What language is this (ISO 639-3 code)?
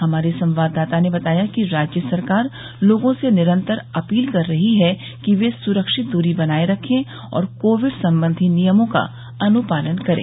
hin